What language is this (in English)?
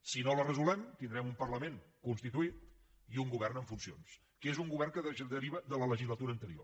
Catalan